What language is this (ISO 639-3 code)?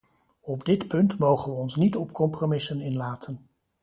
nld